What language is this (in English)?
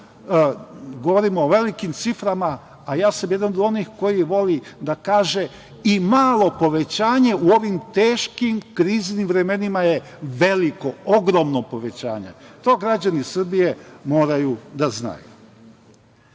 Serbian